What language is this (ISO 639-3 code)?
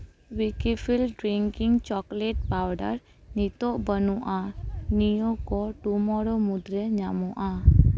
sat